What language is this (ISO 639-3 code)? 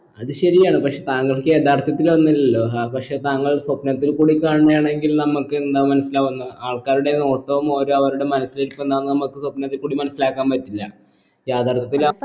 mal